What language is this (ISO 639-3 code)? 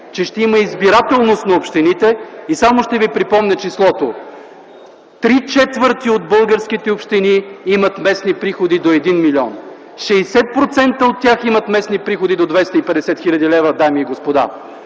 bul